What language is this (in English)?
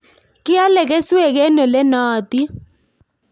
Kalenjin